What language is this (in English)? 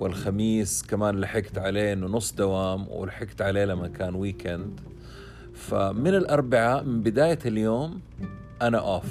Arabic